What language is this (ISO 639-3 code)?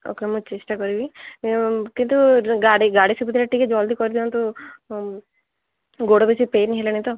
ori